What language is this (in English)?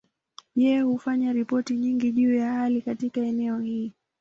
Swahili